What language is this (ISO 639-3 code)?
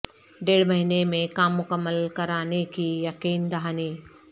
urd